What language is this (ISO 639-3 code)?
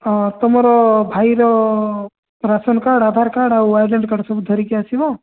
ori